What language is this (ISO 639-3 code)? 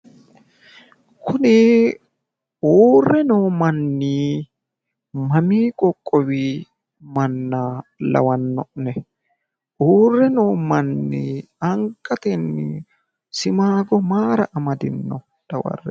sid